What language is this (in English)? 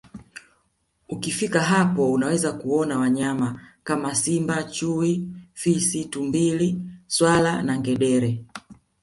Swahili